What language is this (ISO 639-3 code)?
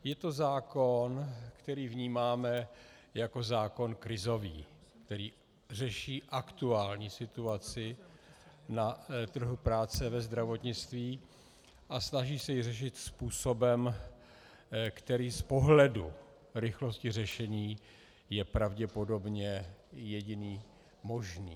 ces